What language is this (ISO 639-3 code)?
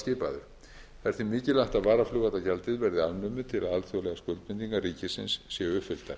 isl